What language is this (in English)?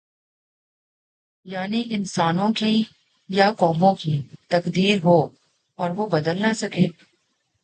Urdu